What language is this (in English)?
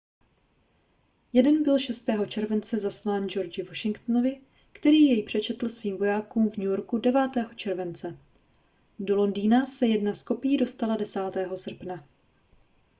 Czech